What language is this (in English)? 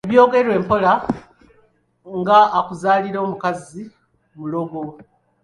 Ganda